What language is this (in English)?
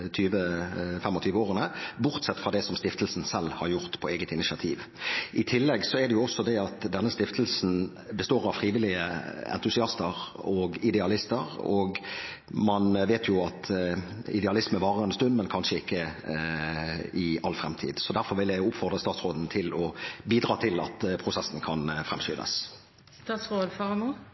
Norwegian Bokmål